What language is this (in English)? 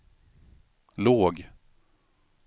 Swedish